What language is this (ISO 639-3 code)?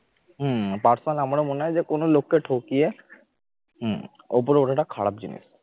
ben